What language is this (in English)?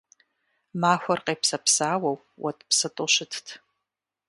Kabardian